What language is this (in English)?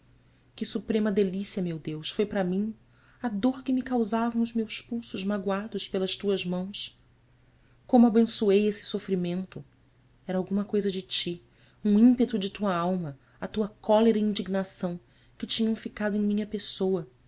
Portuguese